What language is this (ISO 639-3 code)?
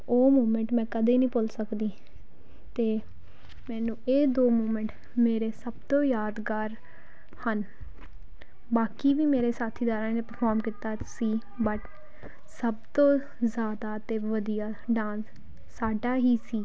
pan